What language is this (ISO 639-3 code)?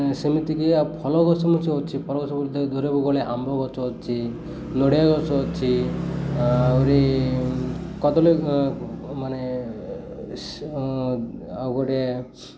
ori